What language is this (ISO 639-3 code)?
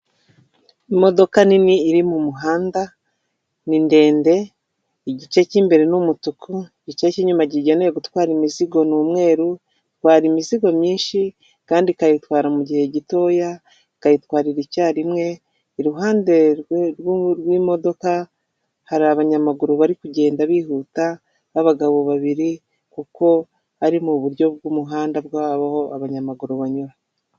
kin